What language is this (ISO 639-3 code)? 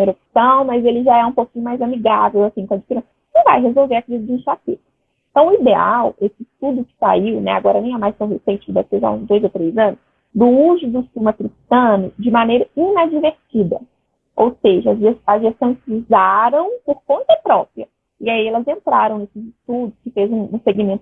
por